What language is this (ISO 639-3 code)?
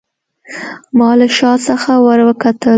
pus